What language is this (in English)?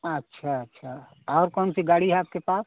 Hindi